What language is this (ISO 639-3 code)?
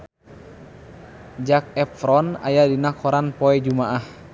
sun